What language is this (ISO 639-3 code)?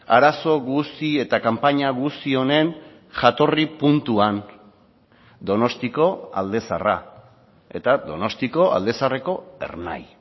eus